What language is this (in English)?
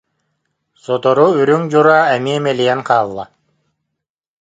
Yakut